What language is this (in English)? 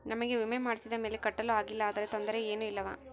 Kannada